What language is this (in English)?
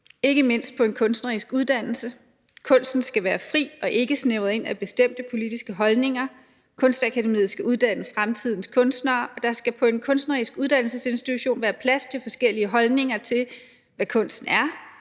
Danish